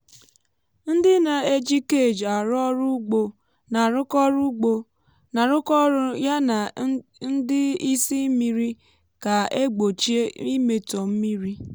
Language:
Igbo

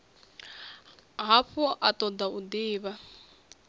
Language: Venda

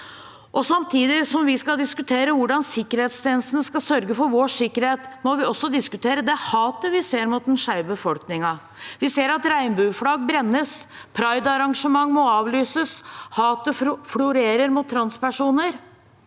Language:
Norwegian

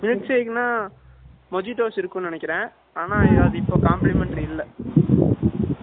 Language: Tamil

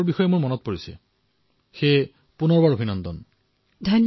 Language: Assamese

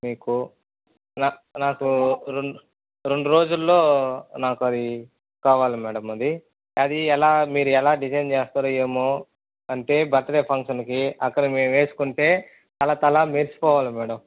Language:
Telugu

